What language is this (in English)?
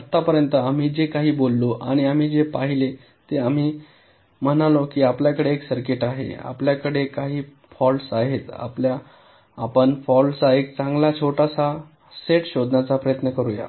Marathi